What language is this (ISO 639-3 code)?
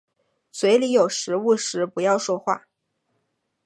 zho